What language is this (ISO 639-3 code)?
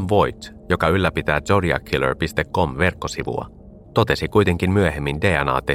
fin